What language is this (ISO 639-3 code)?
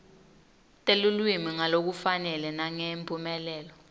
ssw